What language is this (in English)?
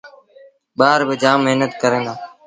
Sindhi Bhil